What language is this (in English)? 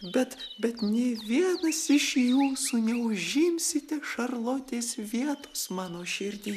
Lithuanian